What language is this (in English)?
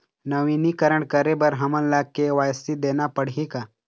Chhattisgarhi